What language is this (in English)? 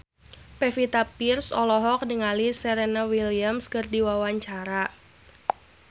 Sundanese